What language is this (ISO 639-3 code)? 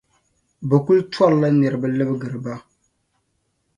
dag